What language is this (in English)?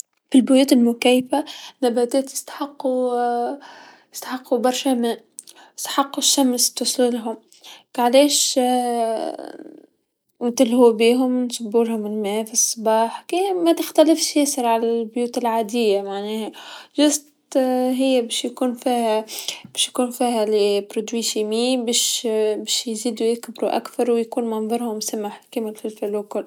Tunisian Arabic